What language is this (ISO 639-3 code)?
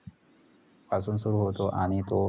mar